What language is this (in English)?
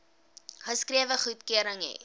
Afrikaans